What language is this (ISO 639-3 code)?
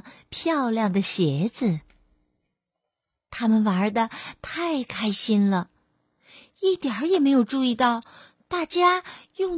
zho